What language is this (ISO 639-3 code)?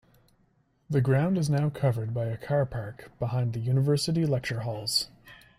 eng